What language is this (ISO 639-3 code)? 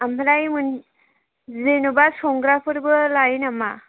brx